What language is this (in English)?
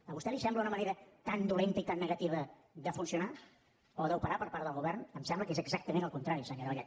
Catalan